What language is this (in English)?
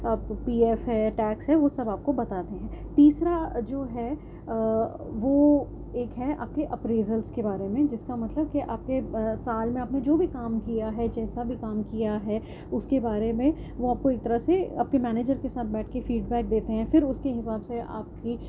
Urdu